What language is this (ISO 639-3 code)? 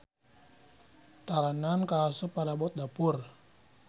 sun